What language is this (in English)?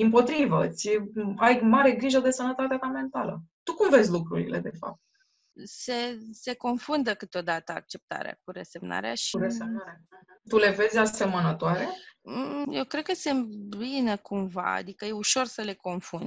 Romanian